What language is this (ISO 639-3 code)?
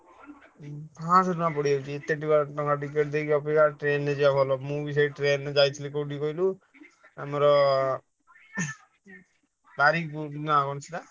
ori